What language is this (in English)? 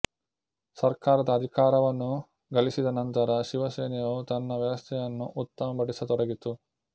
Kannada